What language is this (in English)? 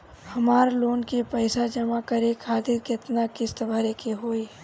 Bhojpuri